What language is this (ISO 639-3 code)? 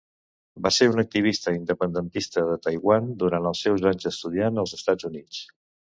cat